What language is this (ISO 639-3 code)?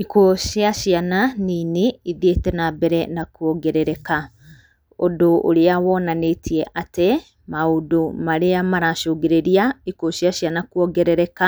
kik